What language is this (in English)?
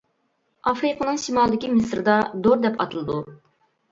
Uyghur